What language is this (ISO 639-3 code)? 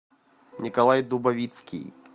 rus